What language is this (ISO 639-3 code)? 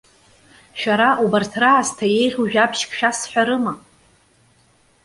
abk